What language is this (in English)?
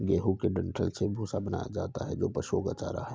Hindi